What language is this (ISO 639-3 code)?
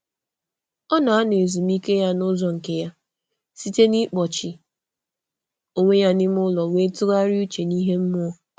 ibo